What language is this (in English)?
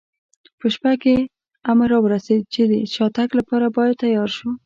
Pashto